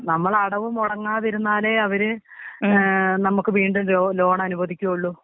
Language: Malayalam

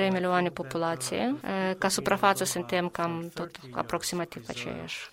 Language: Romanian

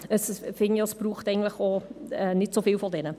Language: Swiss German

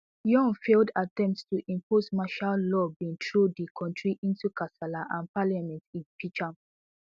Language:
Nigerian Pidgin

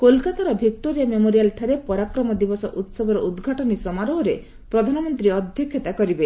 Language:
Odia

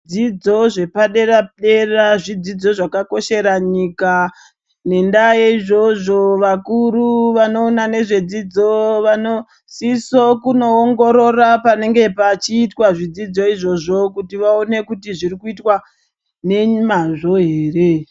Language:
Ndau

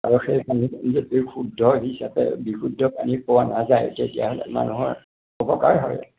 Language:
Assamese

